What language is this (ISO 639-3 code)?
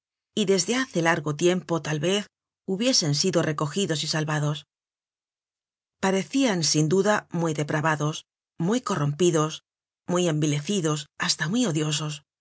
spa